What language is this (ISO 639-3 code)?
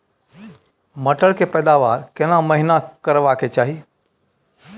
mai